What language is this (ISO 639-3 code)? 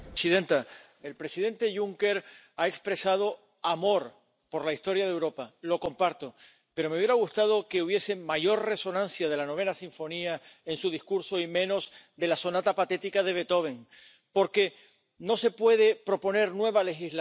ron